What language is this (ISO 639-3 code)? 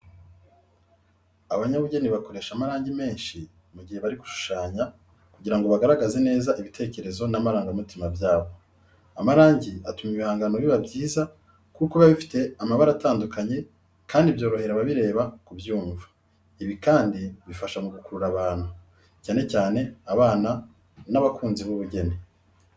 kin